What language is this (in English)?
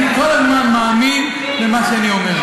Hebrew